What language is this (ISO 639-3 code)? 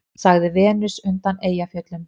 isl